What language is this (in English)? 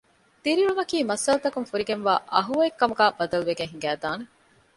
Divehi